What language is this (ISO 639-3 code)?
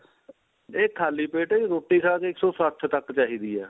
pan